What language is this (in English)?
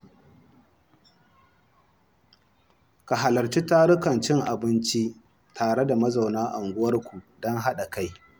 Hausa